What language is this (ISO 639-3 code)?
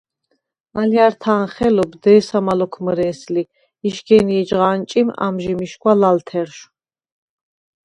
sva